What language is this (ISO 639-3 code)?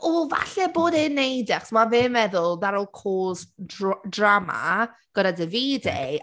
cym